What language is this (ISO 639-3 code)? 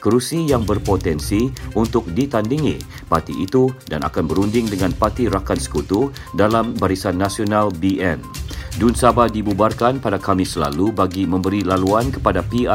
msa